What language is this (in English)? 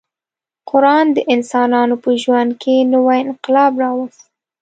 Pashto